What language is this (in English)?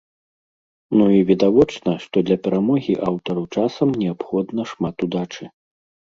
Belarusian